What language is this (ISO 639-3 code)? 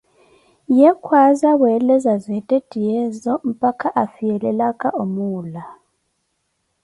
eko